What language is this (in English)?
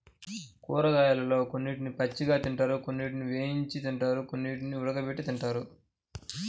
Telugu